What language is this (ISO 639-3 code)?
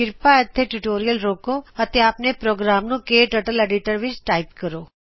pan